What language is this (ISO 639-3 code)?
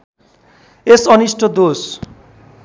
nep